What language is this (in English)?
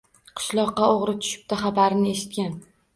Uzbek